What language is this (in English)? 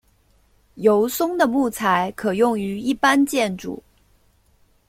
Chinese